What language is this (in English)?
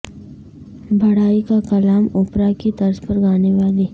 Urdu